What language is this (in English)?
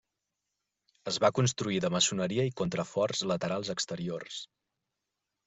Catalan